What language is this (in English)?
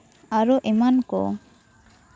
Santali